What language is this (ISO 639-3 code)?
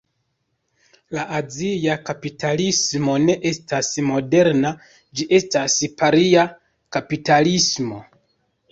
epo